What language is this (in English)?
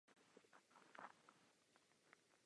Czech